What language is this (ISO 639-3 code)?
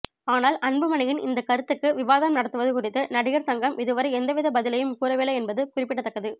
tam